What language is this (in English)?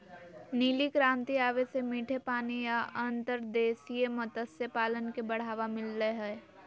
Magahi